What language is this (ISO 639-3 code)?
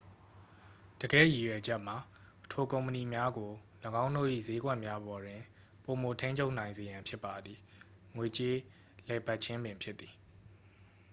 mya